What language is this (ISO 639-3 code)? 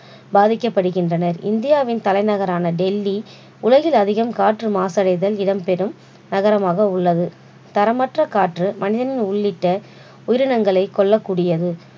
tam